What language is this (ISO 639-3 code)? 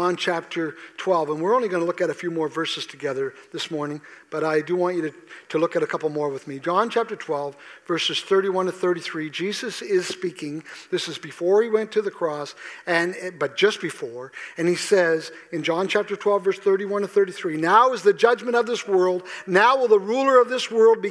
eng